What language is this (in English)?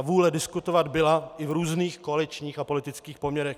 Czech